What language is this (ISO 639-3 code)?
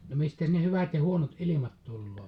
fin